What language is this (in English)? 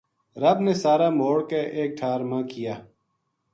Gujari